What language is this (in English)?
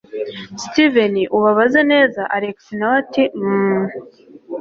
Kinyarwanda